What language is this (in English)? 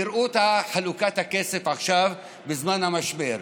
Hebrew